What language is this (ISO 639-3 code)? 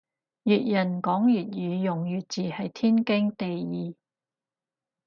yue